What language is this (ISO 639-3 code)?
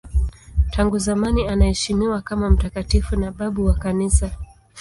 swa